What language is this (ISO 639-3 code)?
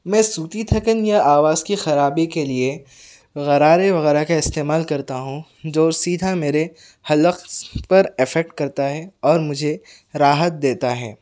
urd